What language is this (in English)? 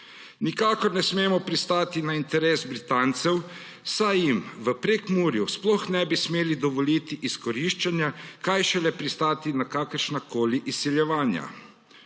Slovenian